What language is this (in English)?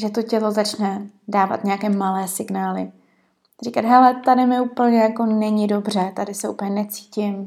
Czech